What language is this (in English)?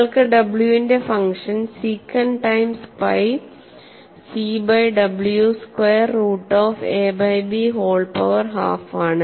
Malayalam